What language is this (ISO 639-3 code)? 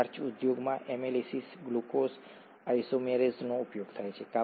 guj